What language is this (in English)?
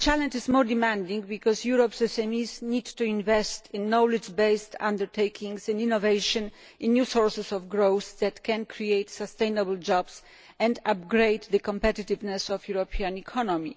English